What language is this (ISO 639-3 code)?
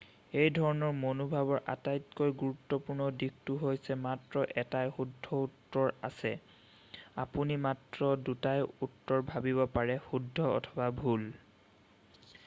asm